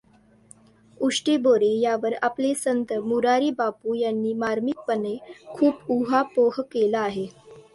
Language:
Marathi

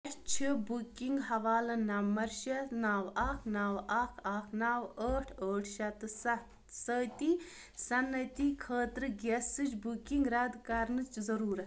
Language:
Kashmiri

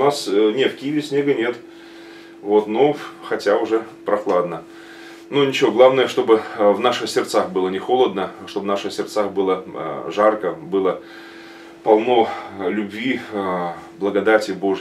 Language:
Russian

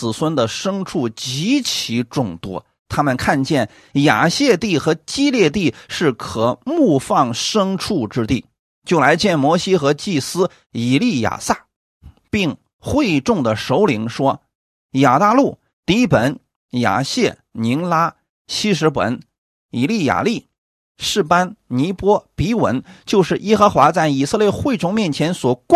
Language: Chinese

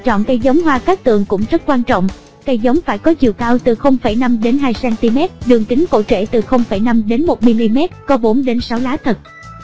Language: Vietnamese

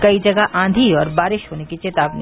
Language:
Hindi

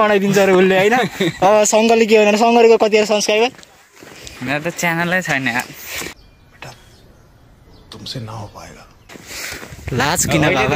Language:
Hindi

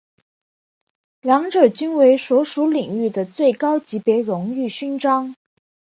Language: Chinese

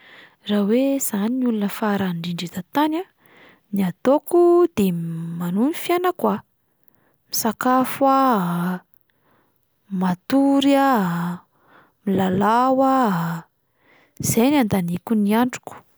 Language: Malagasy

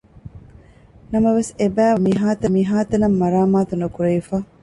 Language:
Divehi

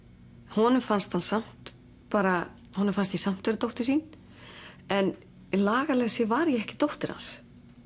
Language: Icelandic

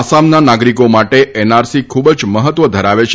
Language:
Gujarati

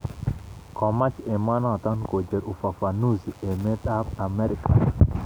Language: Kalenjin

